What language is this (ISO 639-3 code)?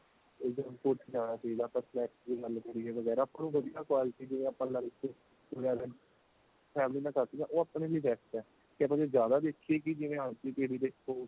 pan